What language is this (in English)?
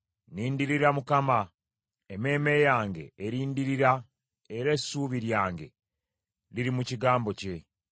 Ganda